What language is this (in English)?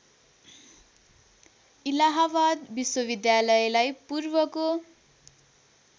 Nepali